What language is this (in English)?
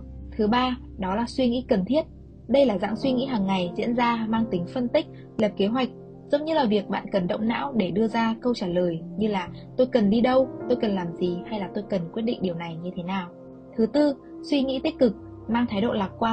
Vietnamese